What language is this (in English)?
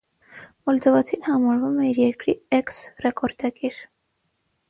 Armenian